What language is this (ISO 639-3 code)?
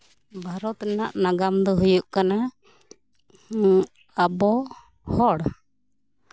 sat